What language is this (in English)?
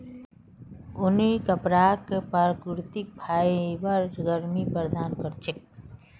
Magahi